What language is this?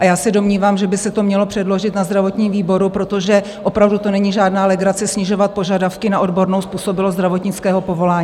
Czech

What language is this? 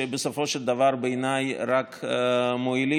Hebrew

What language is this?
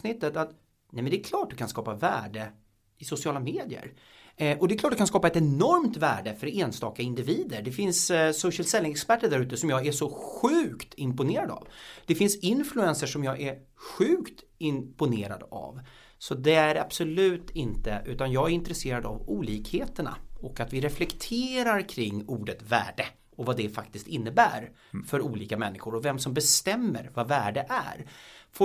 Swedish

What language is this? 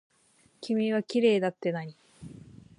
Japanese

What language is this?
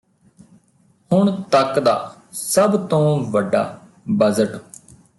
Punjabi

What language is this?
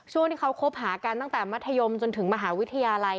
Thai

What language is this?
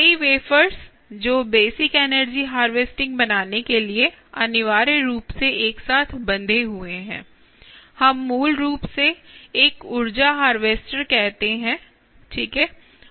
Hindi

